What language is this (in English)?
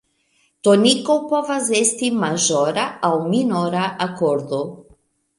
Esperanto